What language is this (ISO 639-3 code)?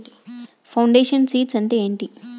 tel